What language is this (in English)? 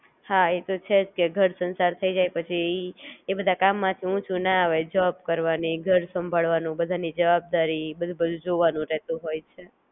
Gujarati